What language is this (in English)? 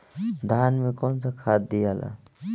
Bhojpuri